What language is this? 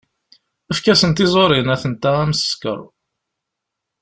Kabyle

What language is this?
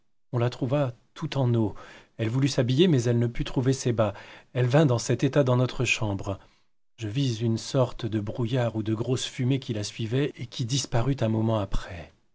French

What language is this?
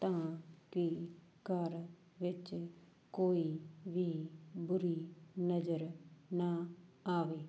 Punjabi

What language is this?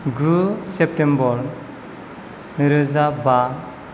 Bodo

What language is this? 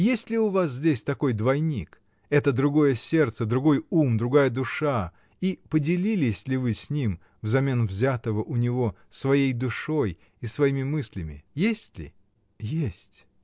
Russian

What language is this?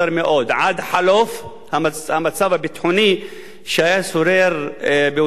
Hebrew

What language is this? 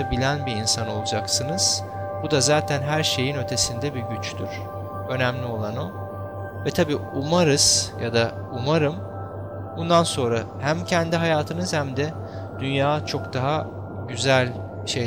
Turkish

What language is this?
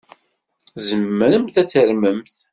Kabyle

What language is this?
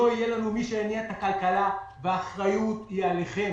Hebrew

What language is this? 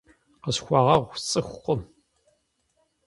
Kabardian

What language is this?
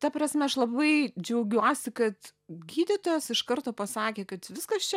Lithuanian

